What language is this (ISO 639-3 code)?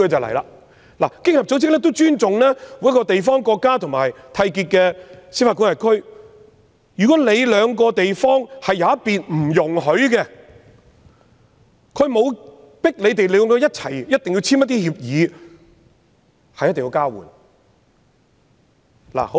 yue